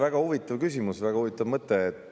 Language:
Estonian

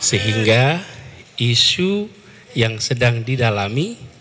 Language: Indonesian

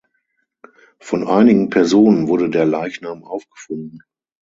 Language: German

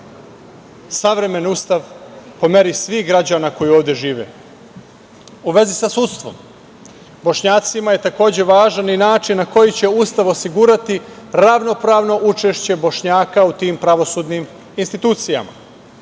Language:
Serbian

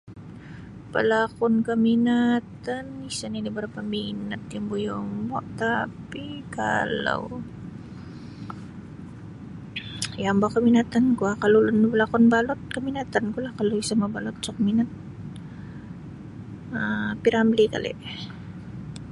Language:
Sabah Bisaya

